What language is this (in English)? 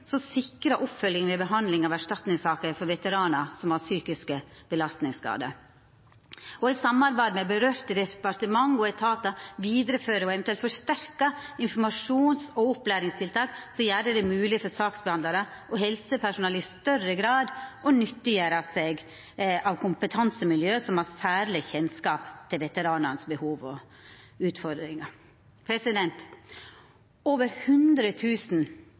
Norwegian Nynorsk